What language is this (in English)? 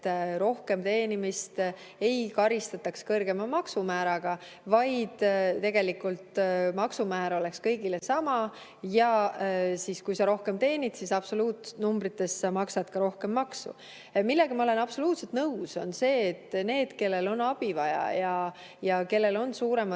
Estonian